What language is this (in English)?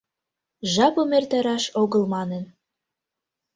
Mari